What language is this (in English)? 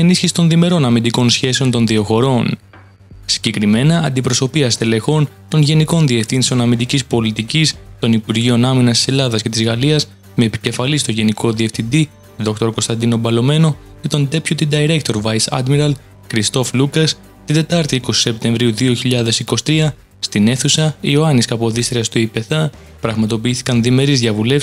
Greek